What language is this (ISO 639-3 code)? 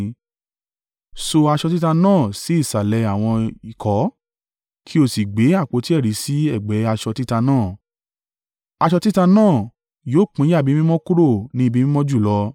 yor